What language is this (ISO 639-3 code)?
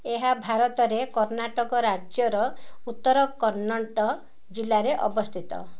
ori